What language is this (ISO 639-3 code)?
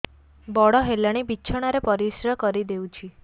ori